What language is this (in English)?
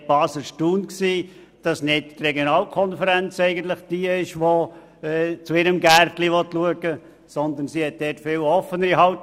Swiss German